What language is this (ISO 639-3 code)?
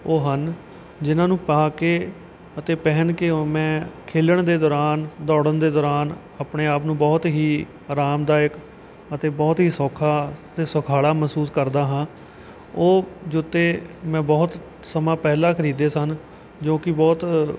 pan